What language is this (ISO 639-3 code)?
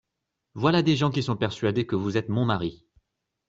fra